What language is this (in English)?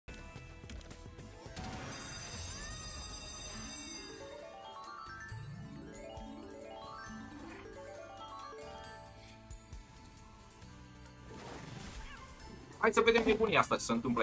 Romanian